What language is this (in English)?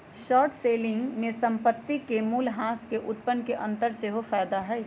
Magahi